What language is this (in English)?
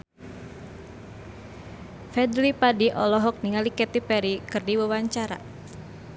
Sundanese